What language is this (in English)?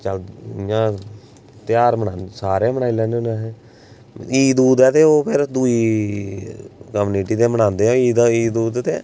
Dogri